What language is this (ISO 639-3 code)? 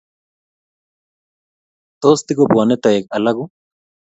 kln